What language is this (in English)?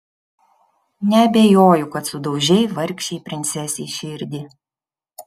Lithuanian